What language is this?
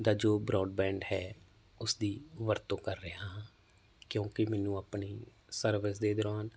Punjabi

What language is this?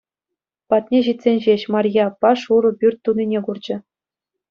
Chuvash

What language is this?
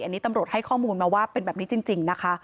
Thai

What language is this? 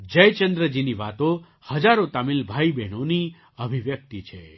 Gujarati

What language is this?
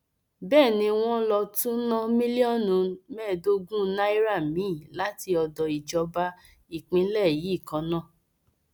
Yoruba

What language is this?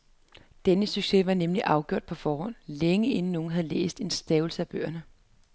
Danish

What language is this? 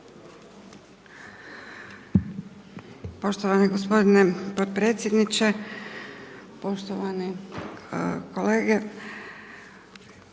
Croatian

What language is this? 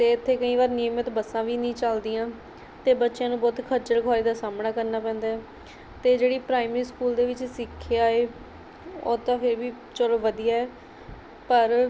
Punjabi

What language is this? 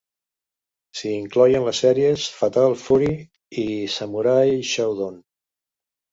Catalan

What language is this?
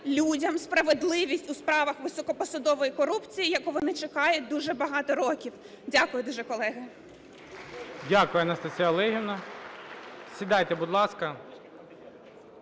Ukrainian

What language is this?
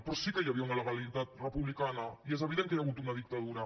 Catalan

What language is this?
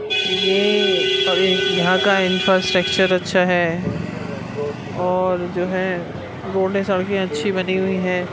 Urdu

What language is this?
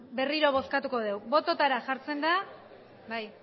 Basque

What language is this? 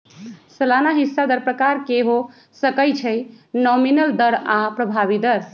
Magahi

